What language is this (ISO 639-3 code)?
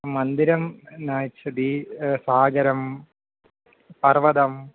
san